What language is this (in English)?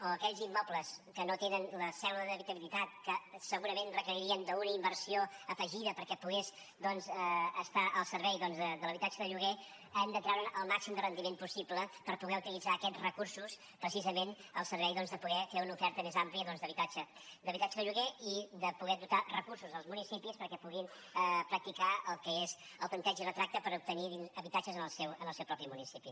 Catalan